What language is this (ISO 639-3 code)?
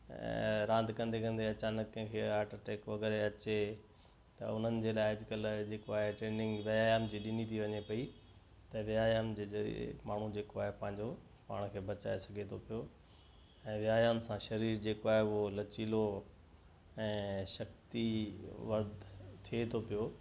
snd